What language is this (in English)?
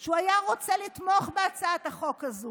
Hebrew